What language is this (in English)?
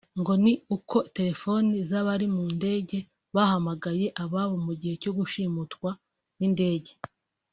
Kinyarwanda